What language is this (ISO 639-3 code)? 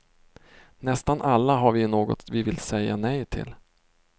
swe